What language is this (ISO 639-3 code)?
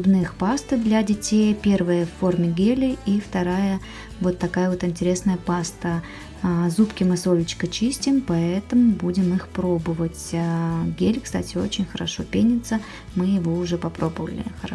rus